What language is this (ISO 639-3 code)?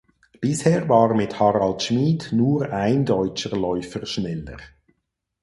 deu